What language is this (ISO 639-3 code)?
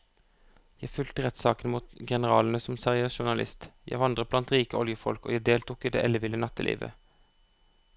nor